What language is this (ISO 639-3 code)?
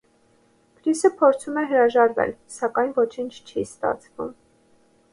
hye